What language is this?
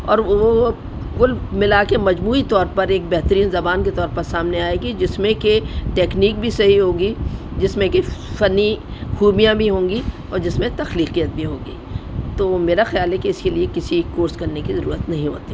Urdu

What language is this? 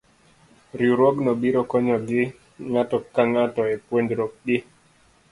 Luo (Kenya and Tanzania)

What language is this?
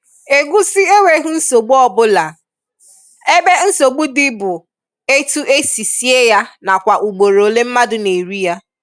Igbo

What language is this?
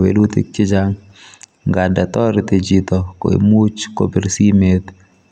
Kalenjin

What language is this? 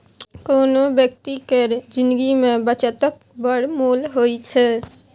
Maithili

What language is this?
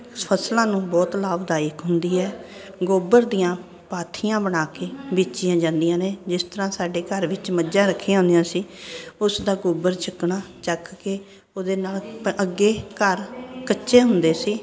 Punjabi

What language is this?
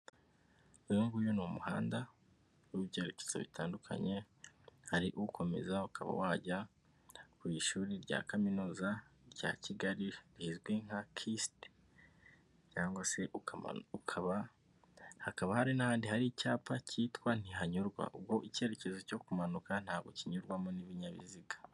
Kinyarwanda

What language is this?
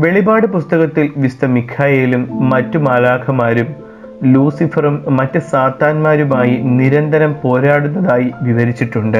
Turkish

